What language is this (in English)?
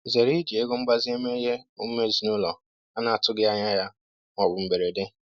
Igbo